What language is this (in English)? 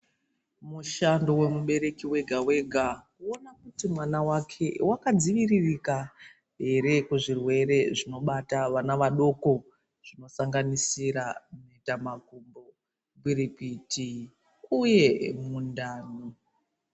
Ndau